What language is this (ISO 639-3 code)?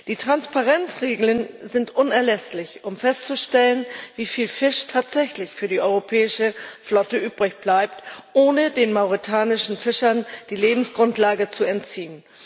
deu